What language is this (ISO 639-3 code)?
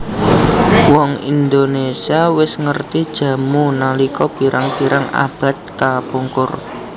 jav